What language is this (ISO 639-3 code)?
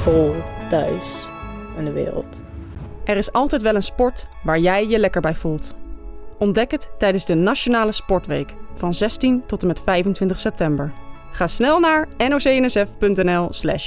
nld